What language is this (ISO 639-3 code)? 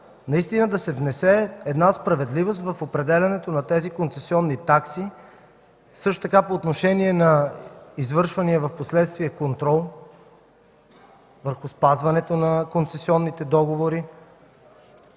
bul